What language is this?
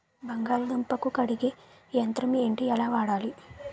Telugu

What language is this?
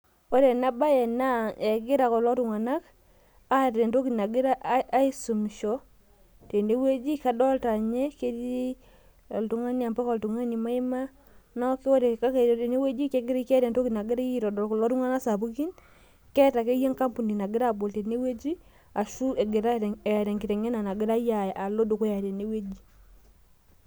Masai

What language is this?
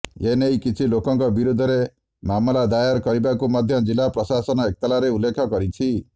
Odia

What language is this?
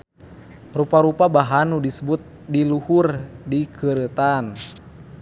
Sundanese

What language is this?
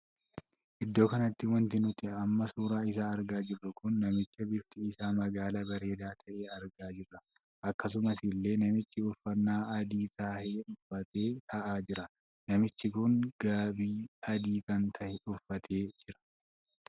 Oromo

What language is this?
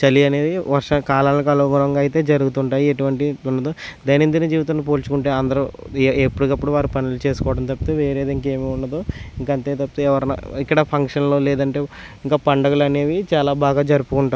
Telugu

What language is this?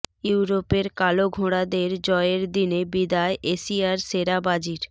Bangla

